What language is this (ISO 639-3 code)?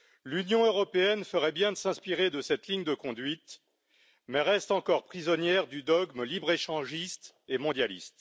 fra